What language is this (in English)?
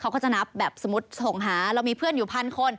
Thai